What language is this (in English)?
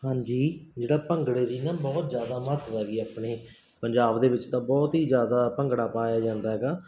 Punjabi